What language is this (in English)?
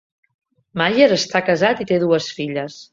Catalan